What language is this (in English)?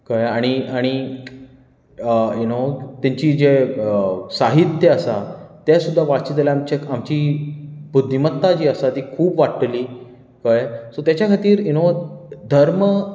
Konkani